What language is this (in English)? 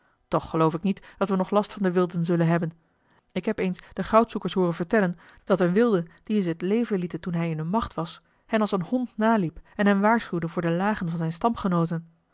Dutch